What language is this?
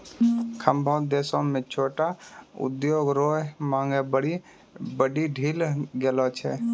Maithili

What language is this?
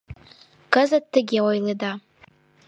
Mari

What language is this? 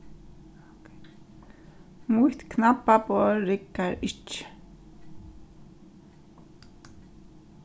Faroese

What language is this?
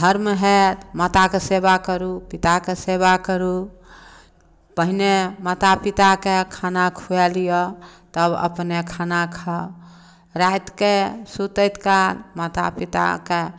Maithili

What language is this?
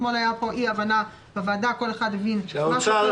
Hebrew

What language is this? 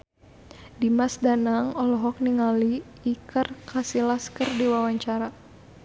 Sundanese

